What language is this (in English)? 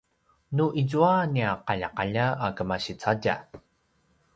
Paiwan